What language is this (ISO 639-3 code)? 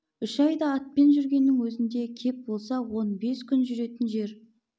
kaz